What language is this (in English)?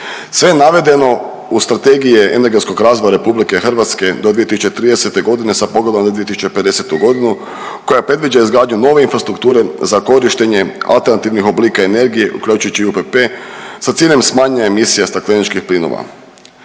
Croatian